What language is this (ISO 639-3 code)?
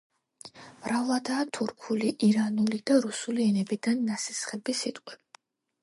kat